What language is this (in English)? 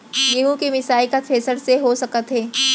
Chhattisgarhi